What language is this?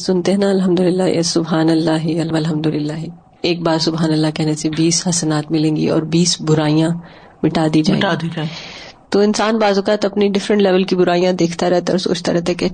Urdu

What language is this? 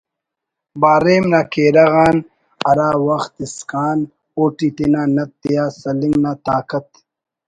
Brahui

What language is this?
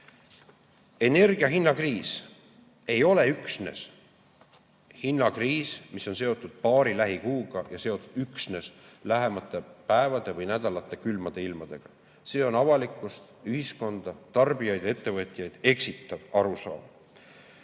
Estonian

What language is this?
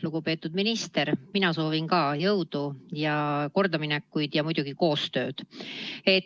Estonian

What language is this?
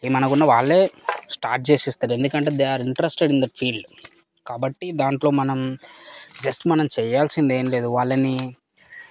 Telugu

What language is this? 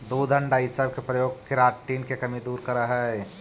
Magahi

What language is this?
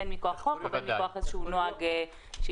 Hebrew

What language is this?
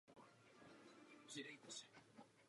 Czech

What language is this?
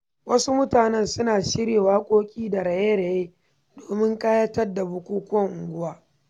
Hausa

